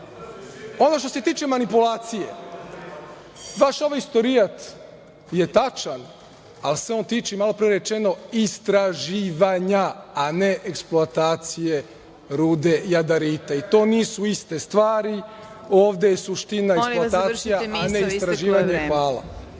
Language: Serbian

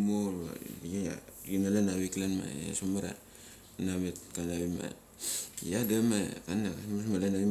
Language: Mali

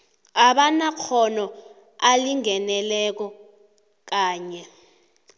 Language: South Ndebele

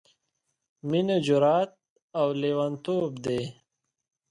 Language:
Pashto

